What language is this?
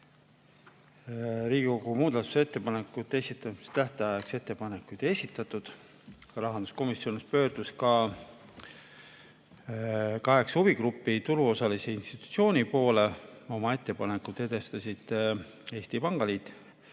Estonian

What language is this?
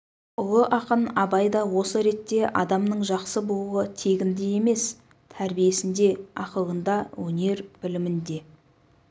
Kazakh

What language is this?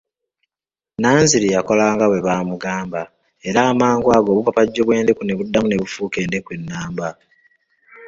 Ganda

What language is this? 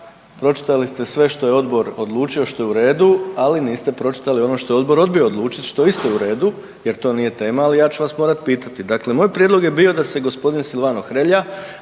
Croatian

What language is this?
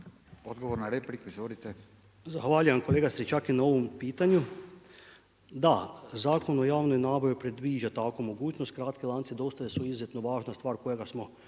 Croatian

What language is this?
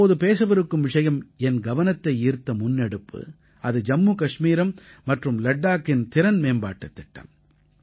Tamil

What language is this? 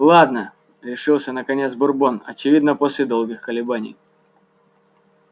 Russian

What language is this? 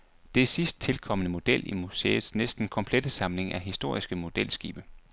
Danish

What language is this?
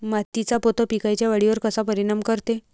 Marathi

